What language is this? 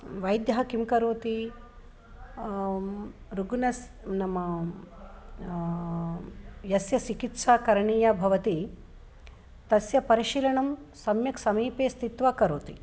Sanskrit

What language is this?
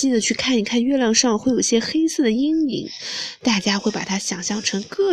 Chinese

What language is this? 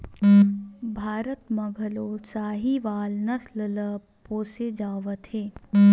Chhattisgarhi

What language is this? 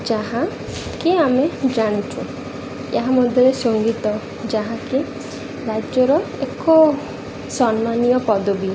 Odia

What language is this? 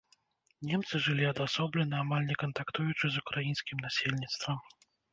Belarusian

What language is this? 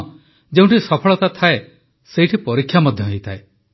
Odia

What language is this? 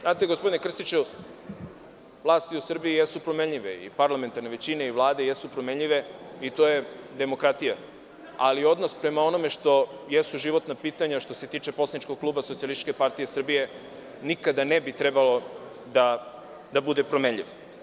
Serbian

